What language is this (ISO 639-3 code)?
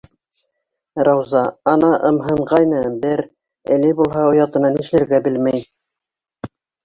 bak